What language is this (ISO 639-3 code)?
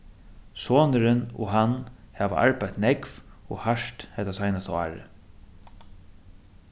fao